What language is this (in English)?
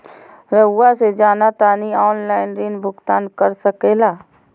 Magahi